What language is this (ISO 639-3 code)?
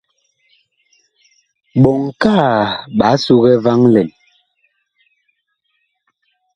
bkh